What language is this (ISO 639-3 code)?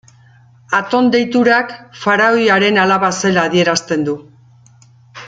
eus